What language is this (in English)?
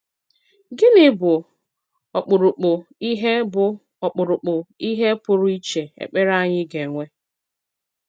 Igbo